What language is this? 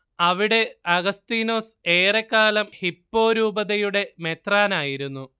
Malayalam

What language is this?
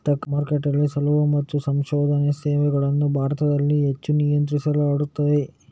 Kannada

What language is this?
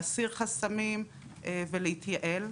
Hebrew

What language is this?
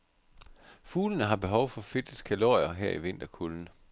Danish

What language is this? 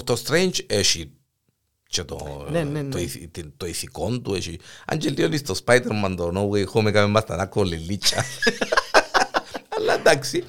Greek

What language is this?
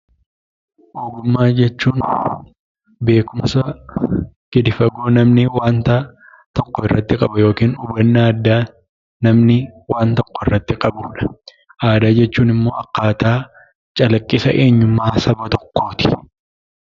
Oromo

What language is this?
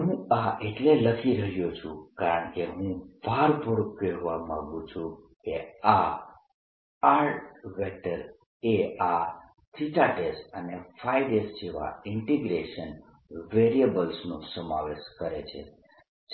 Gujarati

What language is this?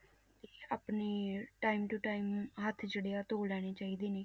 Punjabi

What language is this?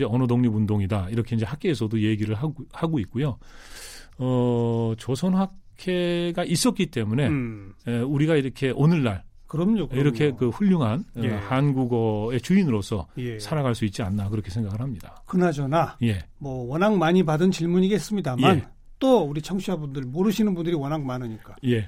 Korean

